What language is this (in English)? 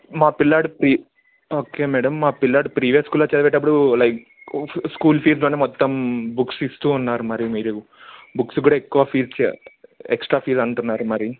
Telugu